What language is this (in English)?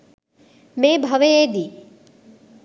Sinhala